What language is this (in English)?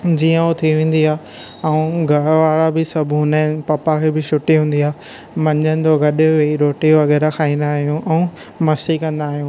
Sindhi